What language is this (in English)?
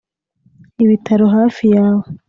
Kinyarwanda